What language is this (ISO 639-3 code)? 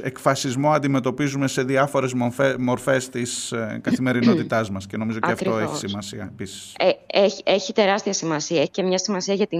ell